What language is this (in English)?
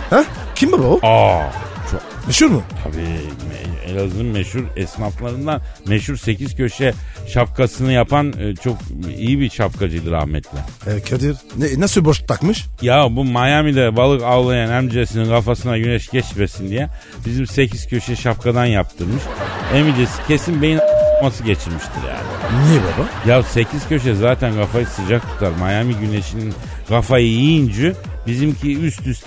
Turkish